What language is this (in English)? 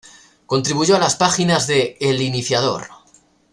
Spanish